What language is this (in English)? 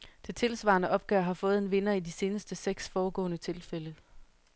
Danish